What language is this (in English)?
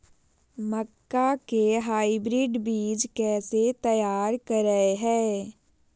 Magahi